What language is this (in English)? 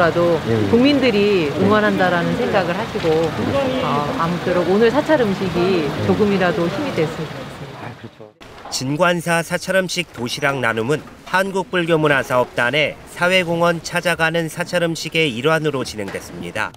Korean